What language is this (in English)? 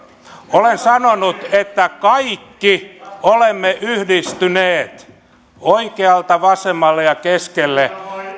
Finnish